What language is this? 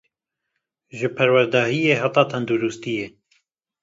Kurdish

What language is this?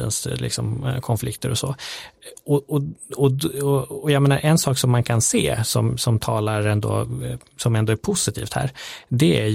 Swedish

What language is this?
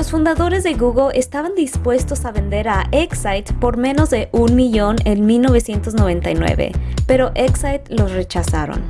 Spanish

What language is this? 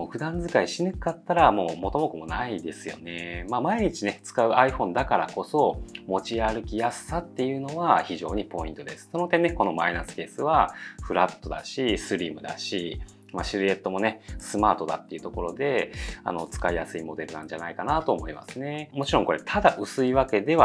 Japanese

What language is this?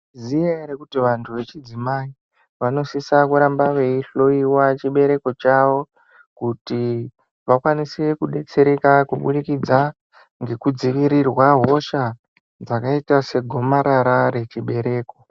Ndau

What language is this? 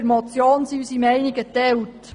Swiss German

